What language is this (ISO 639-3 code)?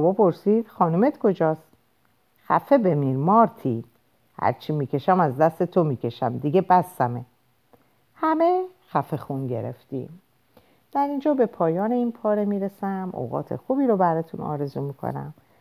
fas